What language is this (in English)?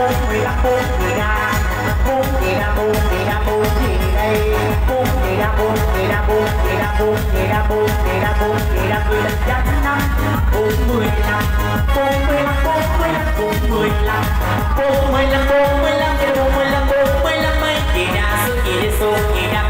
Vietnamese